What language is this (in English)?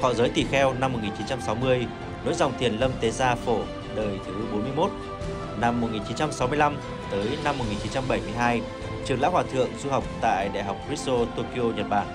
Vietnamese